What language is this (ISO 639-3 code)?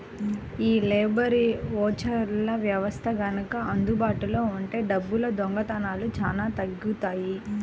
tel